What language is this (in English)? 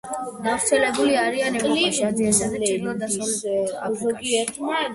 Georgian